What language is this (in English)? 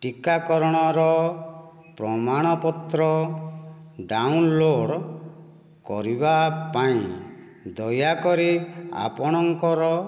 Odia